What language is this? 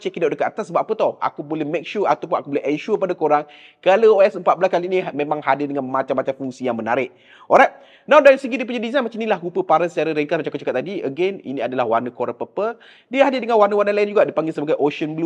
Malay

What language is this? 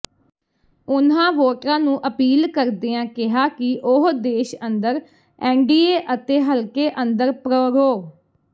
Punjabi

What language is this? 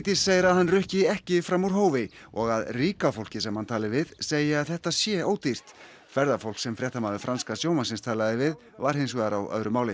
Icelandic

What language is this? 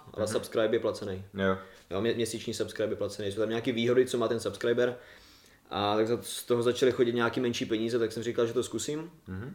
Czech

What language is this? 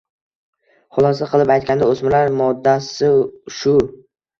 Uzbek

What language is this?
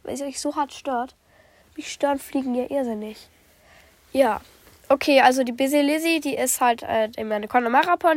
German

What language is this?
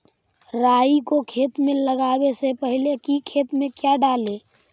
Magahi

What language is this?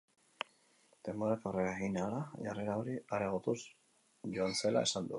Basque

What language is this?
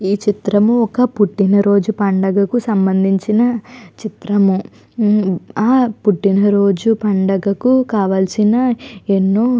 Telugu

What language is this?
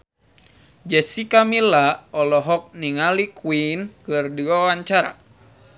Sundanese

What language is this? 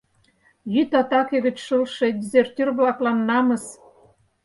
Mari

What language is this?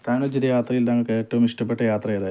Malayalam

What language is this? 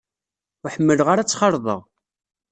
Kabyle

